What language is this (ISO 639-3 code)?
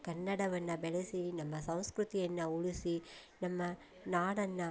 kan